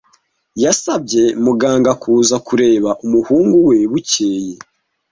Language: Kinyarwanda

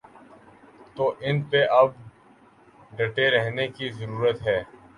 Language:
Urdu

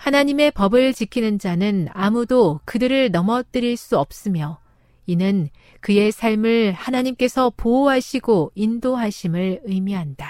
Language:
Korean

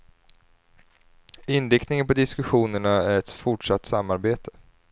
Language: Swedish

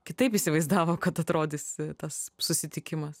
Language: Lithuanian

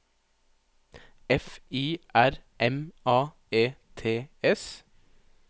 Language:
Norwegian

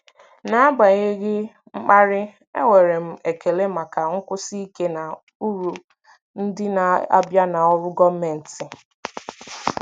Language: Igbo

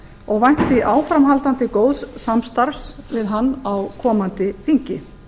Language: Icelandic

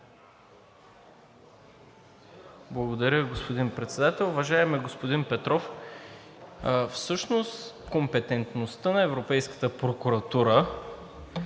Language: Bulgarian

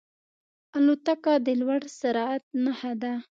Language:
Pashto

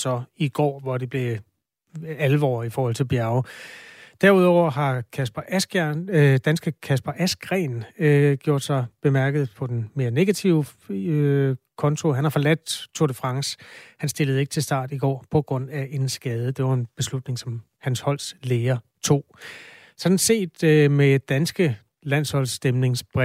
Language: Danish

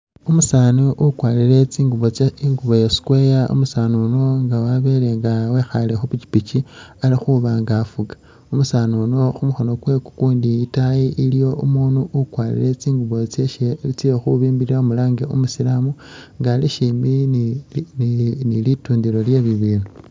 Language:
Masaaba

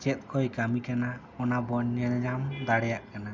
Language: Santali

